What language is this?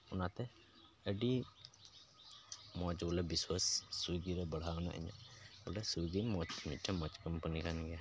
Santali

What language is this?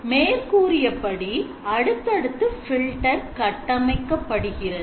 Tamil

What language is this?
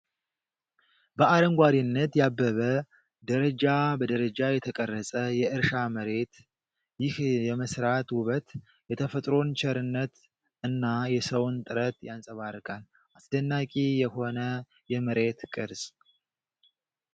Amharic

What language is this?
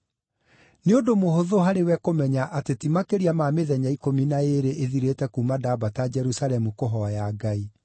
Kikuyu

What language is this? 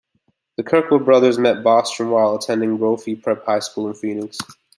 English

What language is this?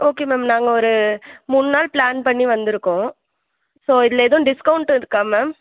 Tamil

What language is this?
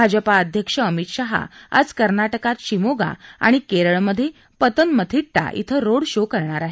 Marathi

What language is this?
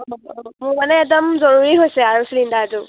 Assamese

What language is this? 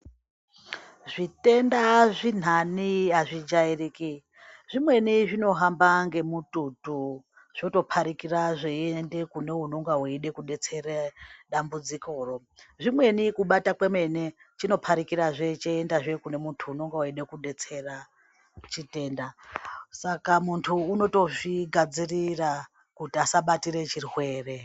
Ndau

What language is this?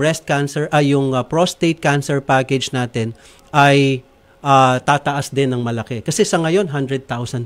Filipino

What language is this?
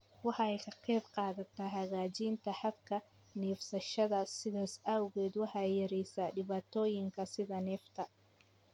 Somali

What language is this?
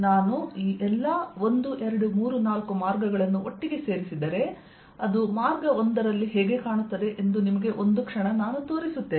Kannada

